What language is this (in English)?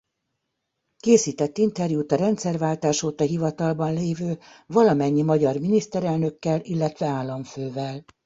Hungarian